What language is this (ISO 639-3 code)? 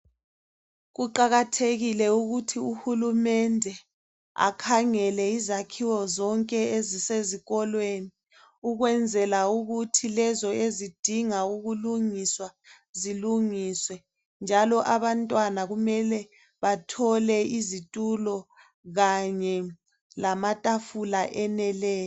nde